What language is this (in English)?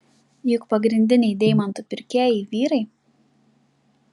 Lithuanian